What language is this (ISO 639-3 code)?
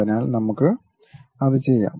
mal